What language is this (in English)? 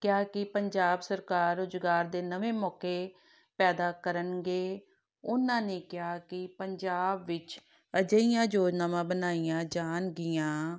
Punjabi